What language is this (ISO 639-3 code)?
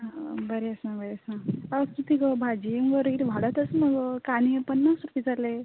kok